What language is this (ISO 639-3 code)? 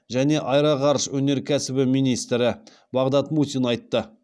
kaz